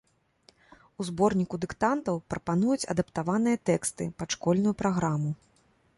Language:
Belarusian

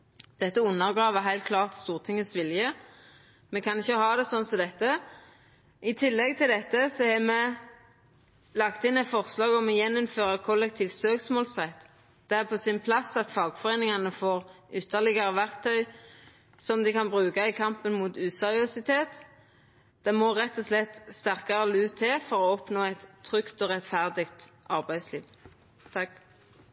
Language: Norwegian Nynorsk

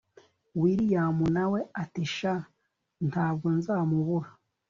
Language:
Kinyarwanda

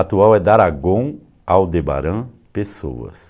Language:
Portuguese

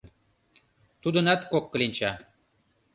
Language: Mari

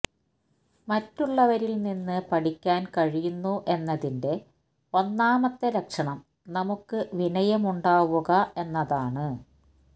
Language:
Malayalam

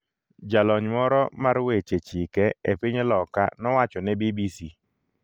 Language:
Luo (Kenya and Tanzania)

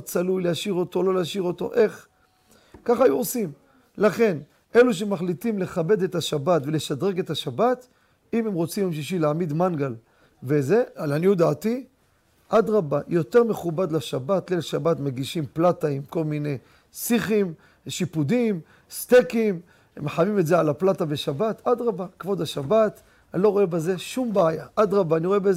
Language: Hebrew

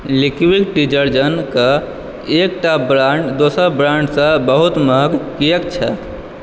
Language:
Maithili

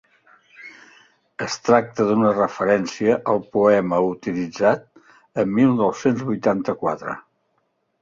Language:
Catalan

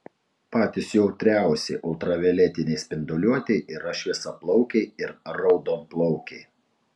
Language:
Lithuanian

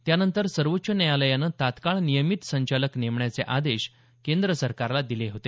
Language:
Marathi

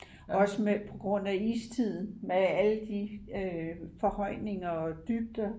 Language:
Danish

